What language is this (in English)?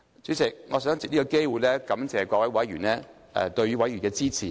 Cantonese